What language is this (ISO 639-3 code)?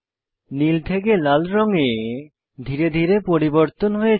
ben